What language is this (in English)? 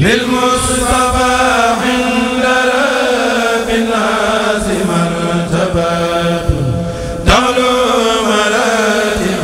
Arabic